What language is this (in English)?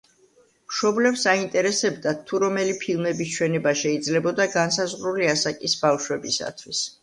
Georgian